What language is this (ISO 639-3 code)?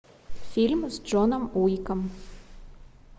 rus